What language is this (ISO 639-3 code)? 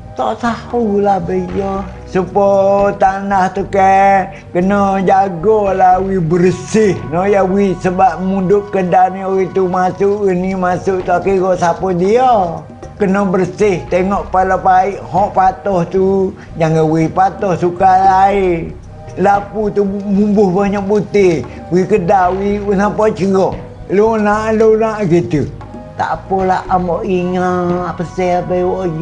msa